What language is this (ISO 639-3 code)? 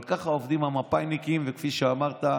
heb